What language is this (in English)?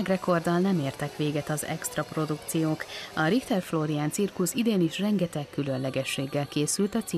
Hungarian